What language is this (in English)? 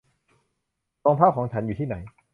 Thai